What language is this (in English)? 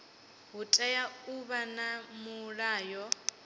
Venda